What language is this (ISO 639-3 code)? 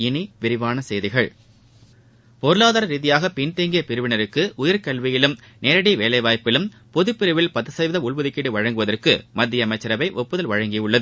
tam